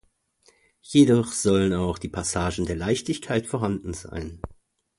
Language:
German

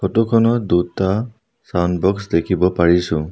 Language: Assamese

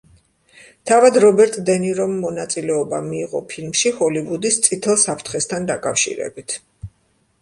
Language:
Georgian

